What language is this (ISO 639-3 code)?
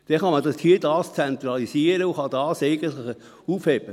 gsw